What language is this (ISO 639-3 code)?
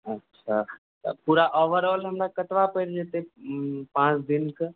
mai